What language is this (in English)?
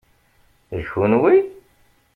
Kabyle